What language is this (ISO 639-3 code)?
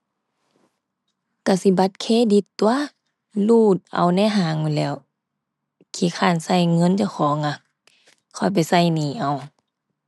tha